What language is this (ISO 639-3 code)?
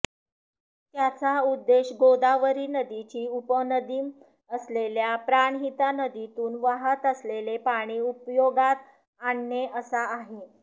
mar